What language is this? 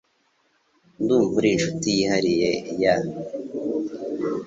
Kinyarwanda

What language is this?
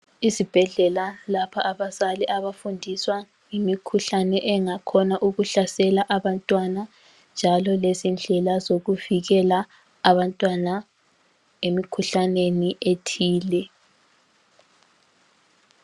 North Ndebele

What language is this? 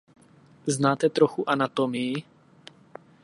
Czech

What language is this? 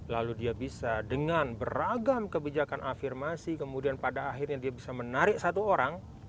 Indonesian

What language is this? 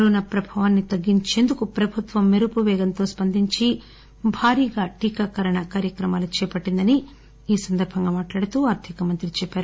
Telugu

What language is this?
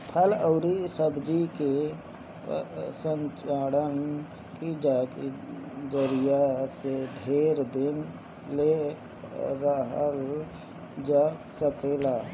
Bhojpuri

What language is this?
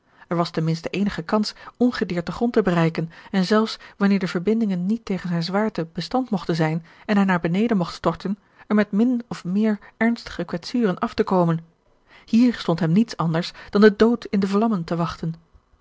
Dutch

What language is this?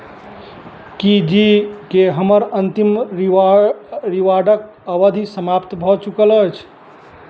Maithili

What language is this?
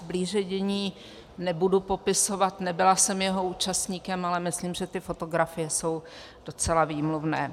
Czech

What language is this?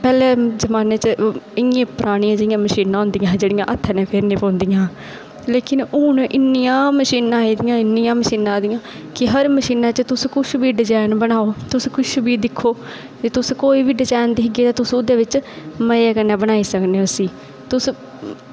Dogri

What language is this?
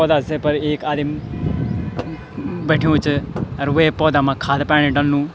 Garhwali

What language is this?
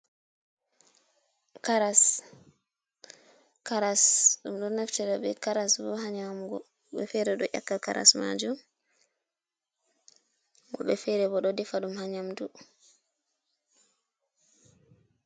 Fula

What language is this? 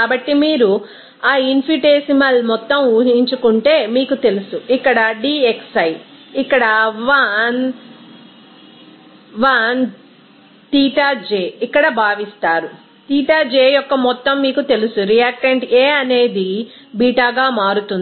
Telugu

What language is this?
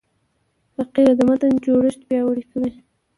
Pashto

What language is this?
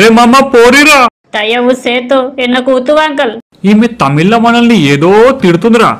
Telugu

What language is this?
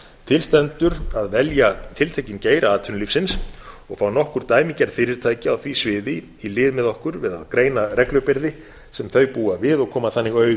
Icelandic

